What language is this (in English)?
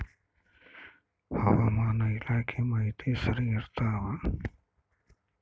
Kannada